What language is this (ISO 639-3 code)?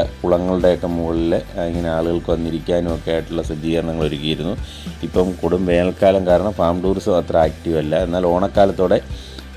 mal